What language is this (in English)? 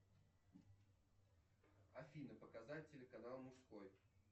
Russian